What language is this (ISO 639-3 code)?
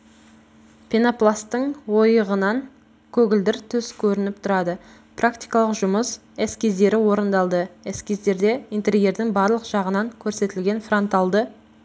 kaz